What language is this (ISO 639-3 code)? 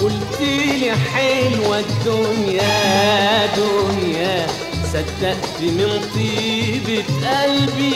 ara